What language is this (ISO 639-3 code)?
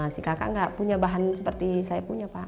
ind